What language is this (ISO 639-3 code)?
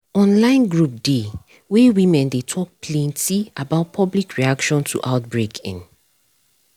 pcm